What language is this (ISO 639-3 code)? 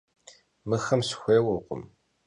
kbd